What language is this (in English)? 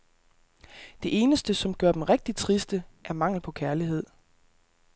Danish